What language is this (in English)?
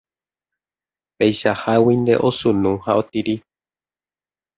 Guarani